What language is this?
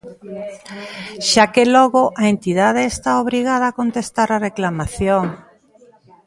Galician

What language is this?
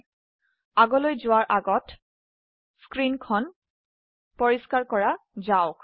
Assamese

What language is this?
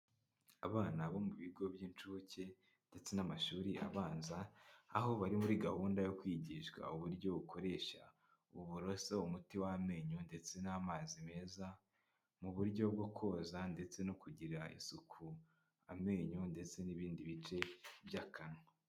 Kinyarwanda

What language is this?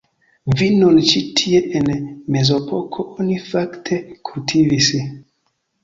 Esperanto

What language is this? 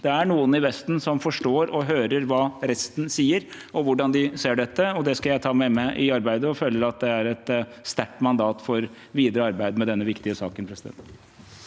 Norwegian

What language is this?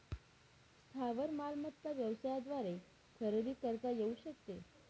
Marathi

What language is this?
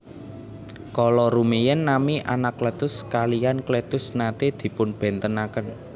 Javanese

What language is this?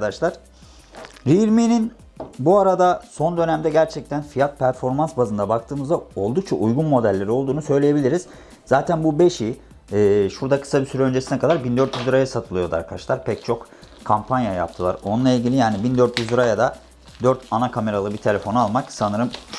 Turkish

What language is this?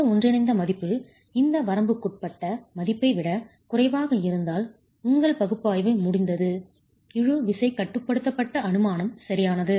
Tamil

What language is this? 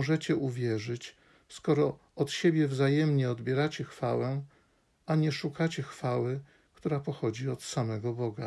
Polish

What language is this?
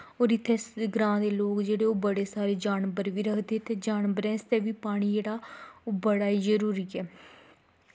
Dogri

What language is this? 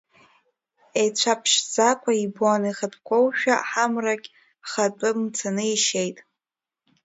Abkhazian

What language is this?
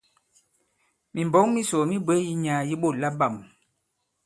Bankon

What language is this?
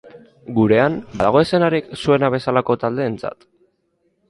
Basque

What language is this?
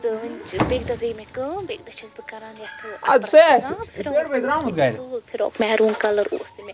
Kashmiri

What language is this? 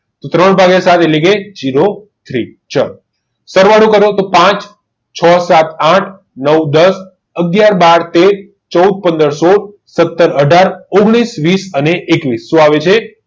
Gujarati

